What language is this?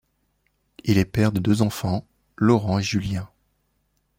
French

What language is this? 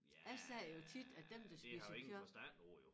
Danish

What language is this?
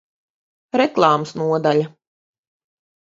Latvian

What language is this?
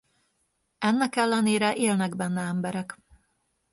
Hungarian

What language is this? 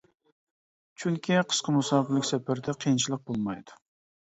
Uyghur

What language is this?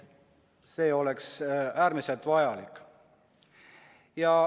Estonian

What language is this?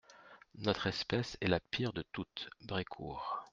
French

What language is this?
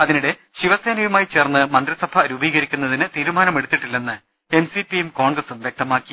Malayalam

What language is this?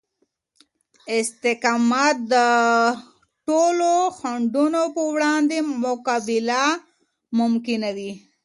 Pashto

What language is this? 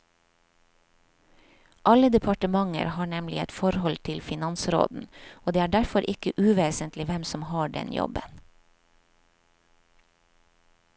Norwegian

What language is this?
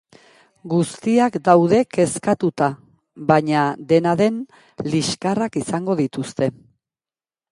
Basque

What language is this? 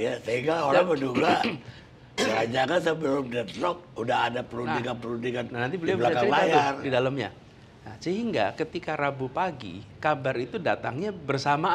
Indonesian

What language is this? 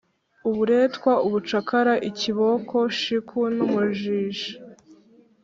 Kinyarwanda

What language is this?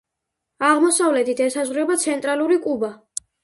Georgian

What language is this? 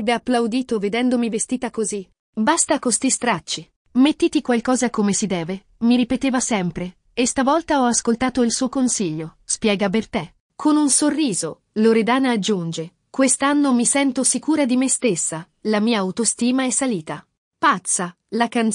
Italian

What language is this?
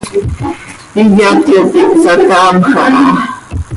Seri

